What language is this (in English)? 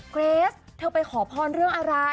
Thai